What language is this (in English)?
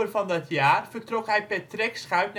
Dutch